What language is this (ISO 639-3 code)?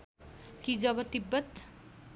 nep